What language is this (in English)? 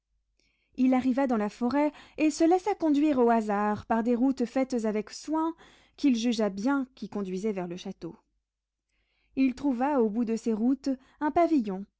French